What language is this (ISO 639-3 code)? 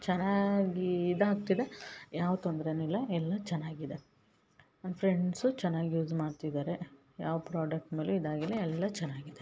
kan